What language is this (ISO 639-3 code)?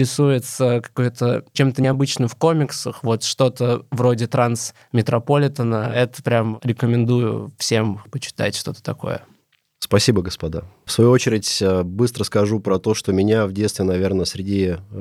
rus